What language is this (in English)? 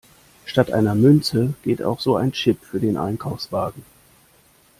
German